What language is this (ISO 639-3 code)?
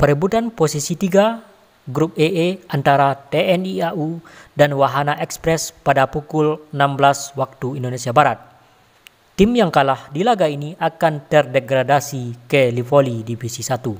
ind